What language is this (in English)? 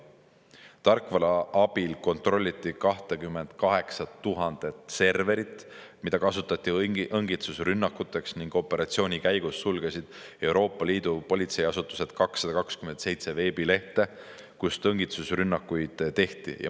Estonian